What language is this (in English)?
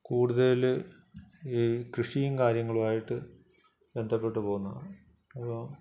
Malayalam